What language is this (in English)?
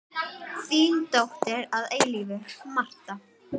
Icelandic